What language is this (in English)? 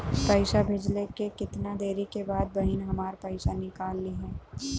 Bhojpuri